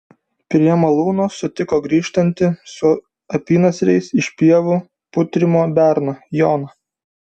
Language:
Lithuanian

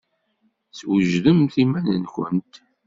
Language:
Kabyle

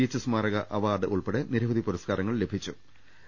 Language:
Malayalam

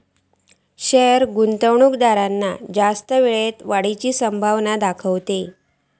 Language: Marathi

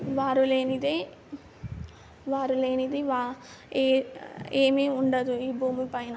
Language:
Telugu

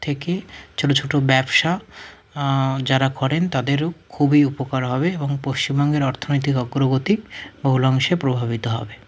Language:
Bangla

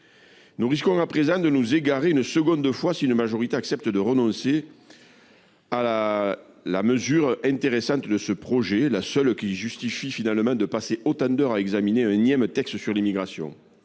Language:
French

